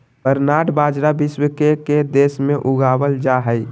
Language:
Magahi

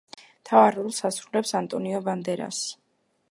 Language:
Georgian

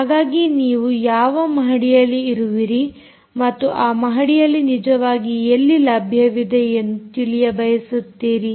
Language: Kannada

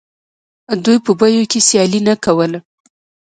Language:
Pashto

